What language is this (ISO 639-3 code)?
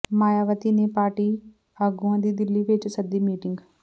pan